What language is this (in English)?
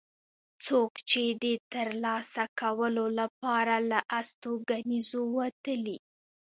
Pashto